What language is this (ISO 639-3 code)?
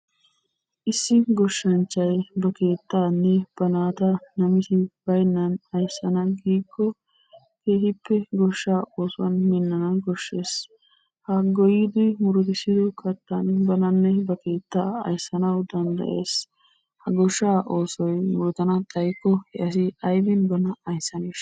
wal